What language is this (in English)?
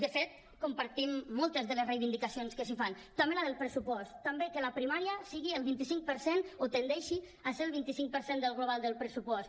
Catalan